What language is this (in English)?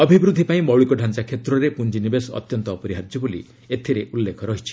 Odia